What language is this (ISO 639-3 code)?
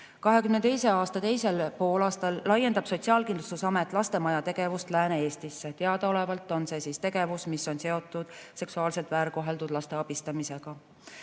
est